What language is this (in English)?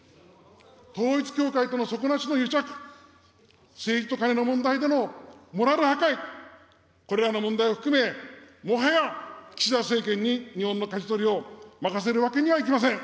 Japanese